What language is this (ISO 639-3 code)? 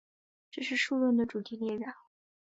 zho